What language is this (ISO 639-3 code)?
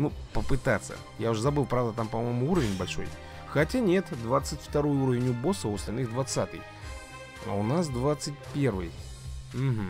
rus